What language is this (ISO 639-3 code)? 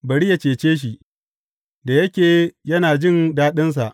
hau